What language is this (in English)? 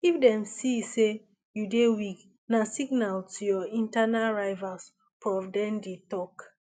Nigerian Pidgin